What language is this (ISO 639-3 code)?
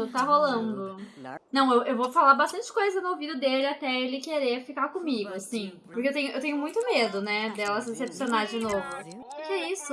por